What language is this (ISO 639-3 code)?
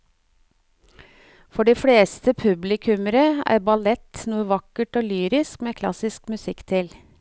nor